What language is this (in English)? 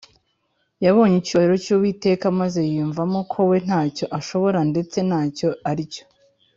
Kinyarwanda